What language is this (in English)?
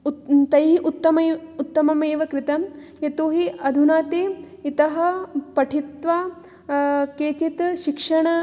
Sanskrit